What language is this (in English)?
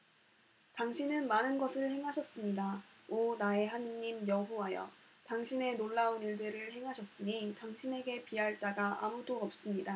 Korean